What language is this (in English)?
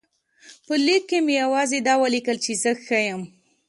Pashto